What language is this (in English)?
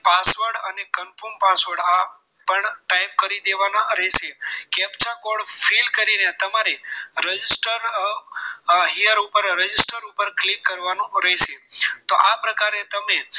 Gujarati